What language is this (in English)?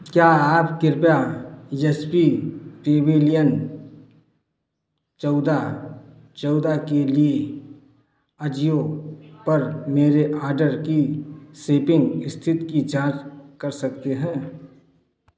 Hindi